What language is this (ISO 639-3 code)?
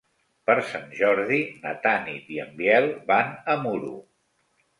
cat